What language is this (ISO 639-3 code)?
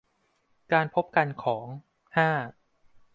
tha